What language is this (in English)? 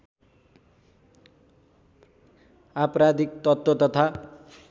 Nepali